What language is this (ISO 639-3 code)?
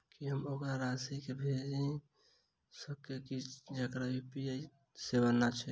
mai